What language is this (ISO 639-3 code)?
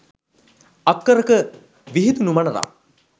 sin